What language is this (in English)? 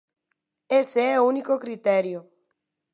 Galician